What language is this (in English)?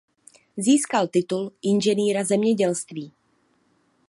Czech